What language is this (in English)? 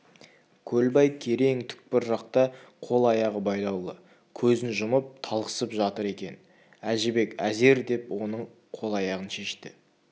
Kazakh